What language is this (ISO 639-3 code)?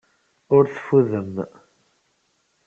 kab